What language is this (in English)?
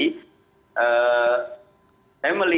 Indonesian